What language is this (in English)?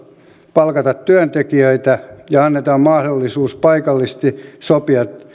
Finnish